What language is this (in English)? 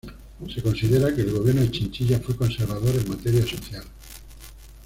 Spanish